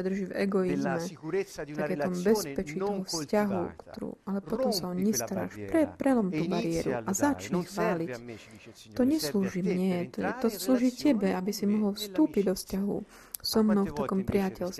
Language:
Slovak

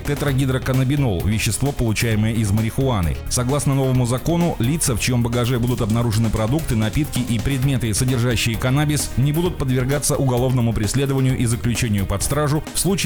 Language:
Russian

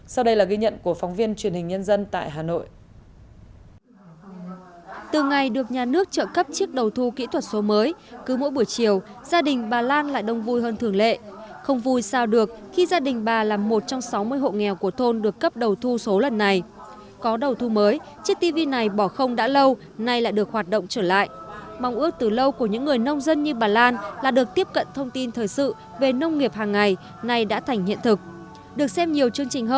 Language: Vietnamese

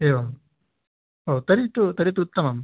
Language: Sanskrit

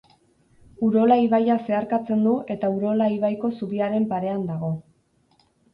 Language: Basque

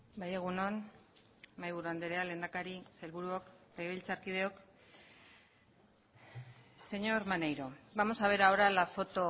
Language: Basque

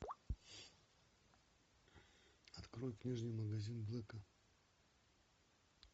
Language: Russian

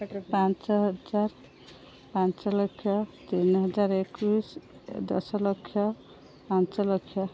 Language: Odia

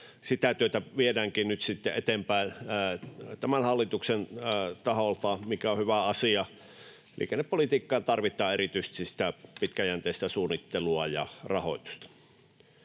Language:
Finnish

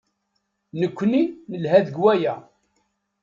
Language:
Kabyle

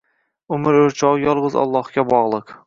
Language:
Uzbek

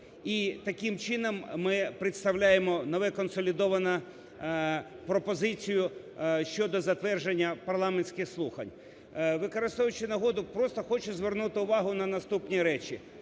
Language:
Ukrainian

